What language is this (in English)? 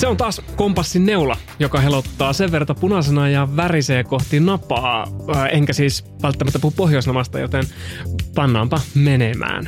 Finnish